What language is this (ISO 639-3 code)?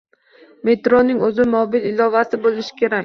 uzb